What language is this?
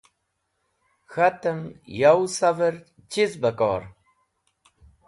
Wakhi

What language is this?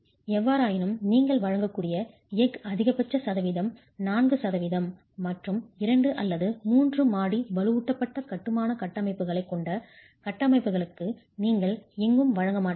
Tamil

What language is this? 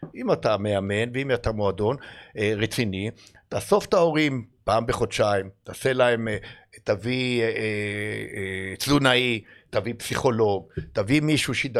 Hebrew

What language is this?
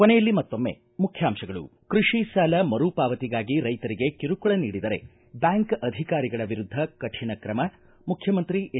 Kannada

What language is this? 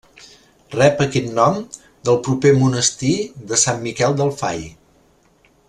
Catalan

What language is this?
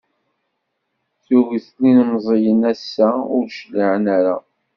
Kabyle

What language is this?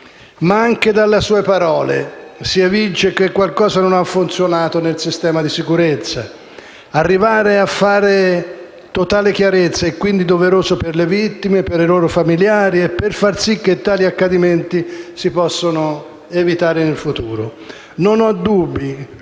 Italian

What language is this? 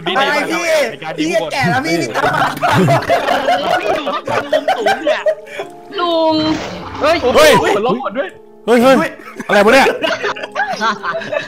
Thai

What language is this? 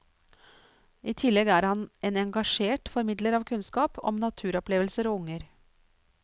Norwegian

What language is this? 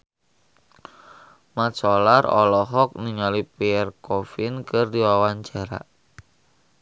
Sundanese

